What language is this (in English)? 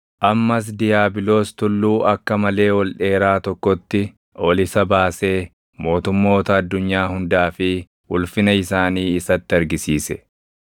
Oromo